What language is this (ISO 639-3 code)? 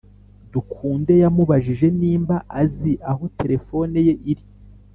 kin